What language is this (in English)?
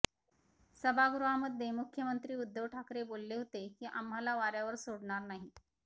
Marathi